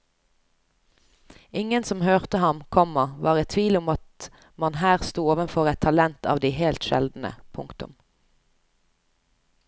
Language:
Norwegian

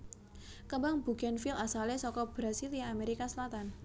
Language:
Javanese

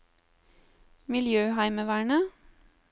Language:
Norwegian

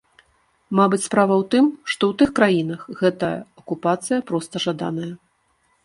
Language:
Belarusian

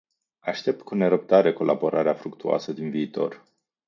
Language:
Romanian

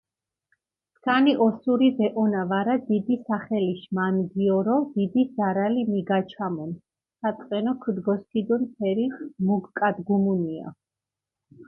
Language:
Mingrelian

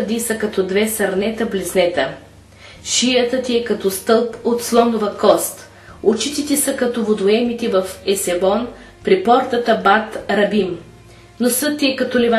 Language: Bulgarian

